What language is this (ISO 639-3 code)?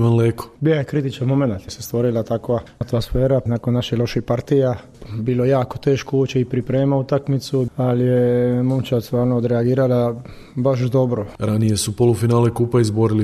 hrv